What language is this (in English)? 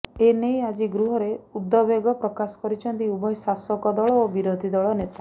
Odia